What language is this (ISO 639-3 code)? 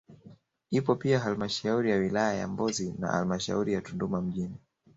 swa